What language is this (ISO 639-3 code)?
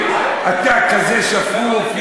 heb